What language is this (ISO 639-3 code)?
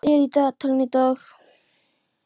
isl